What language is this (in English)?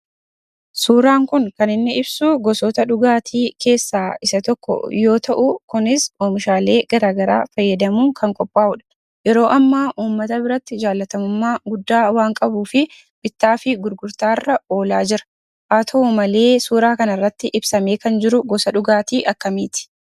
Oromo